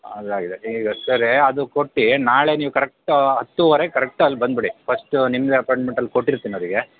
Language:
Kannada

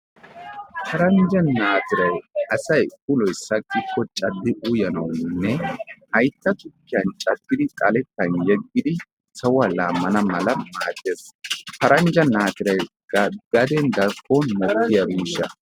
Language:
Wolaytta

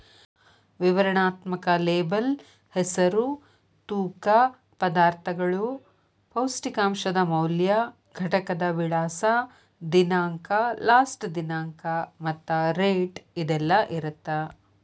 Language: Kannada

